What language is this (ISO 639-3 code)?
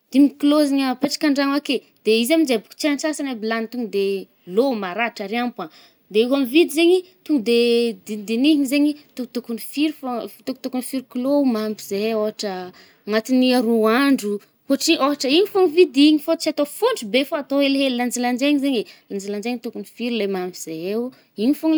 bmm